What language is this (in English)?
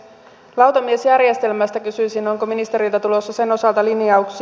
Finnish